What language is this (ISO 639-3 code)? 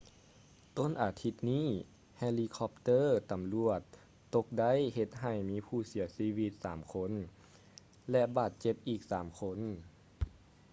lao